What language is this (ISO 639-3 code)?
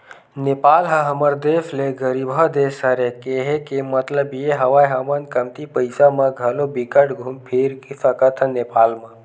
hne